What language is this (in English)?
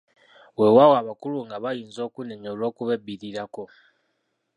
Ganda